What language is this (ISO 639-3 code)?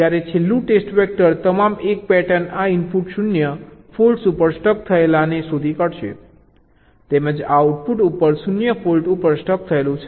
guj